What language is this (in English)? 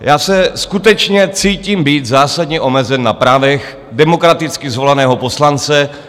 Czech